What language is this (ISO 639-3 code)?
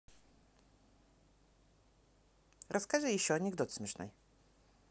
rus